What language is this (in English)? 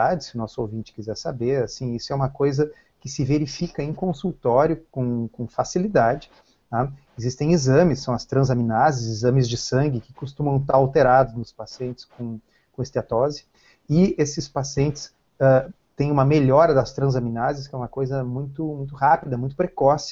Portuguese